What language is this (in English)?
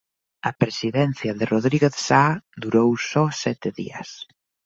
Galician